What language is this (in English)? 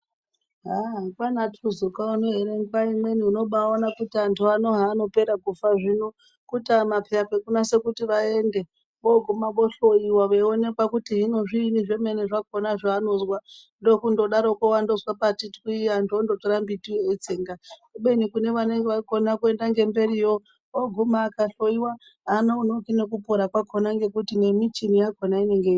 Ndau